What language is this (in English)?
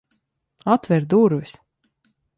Latvian